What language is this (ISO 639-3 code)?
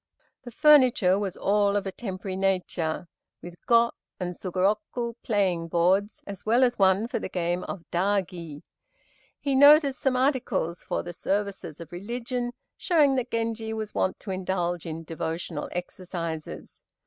eng